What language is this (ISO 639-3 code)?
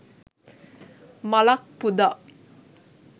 sin